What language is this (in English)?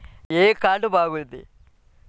Telugu